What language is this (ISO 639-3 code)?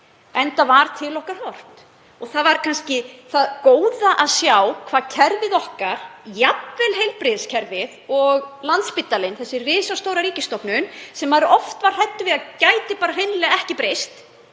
isl